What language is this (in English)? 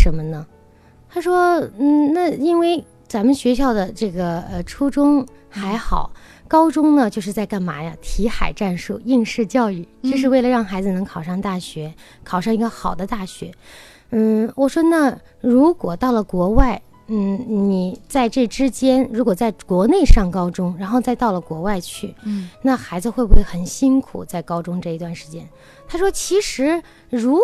Chinese